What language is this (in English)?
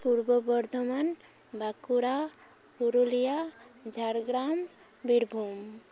Santali